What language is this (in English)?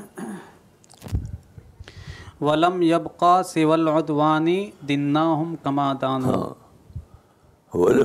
Urdu